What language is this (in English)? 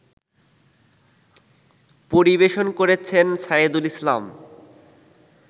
Bangla